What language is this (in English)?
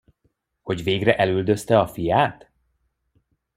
Hungarian